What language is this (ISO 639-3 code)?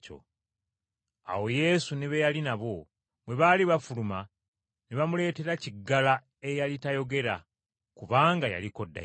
lug